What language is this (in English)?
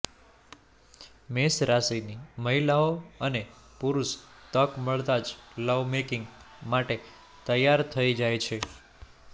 Gujarati